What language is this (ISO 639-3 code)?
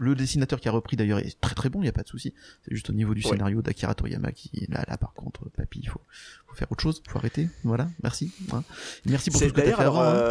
fra